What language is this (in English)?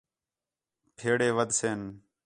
Khetrani